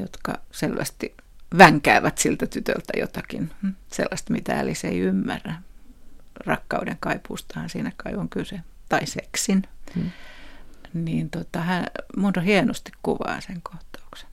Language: Finnish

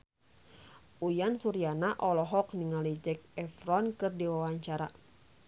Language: Sundanese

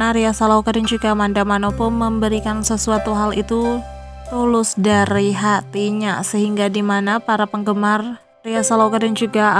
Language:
Indonesian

